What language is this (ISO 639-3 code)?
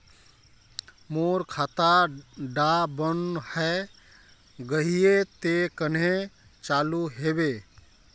mag